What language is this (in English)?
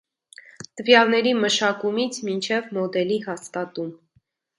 Armenian